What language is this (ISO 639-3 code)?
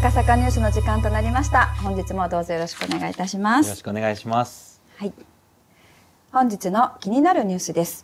jpn